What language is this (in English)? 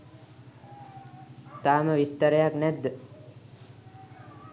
Sinhala